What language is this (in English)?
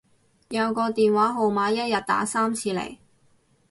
Cantonese